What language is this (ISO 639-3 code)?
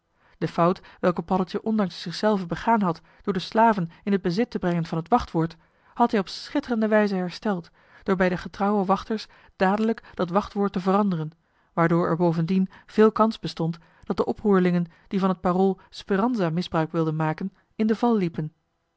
nld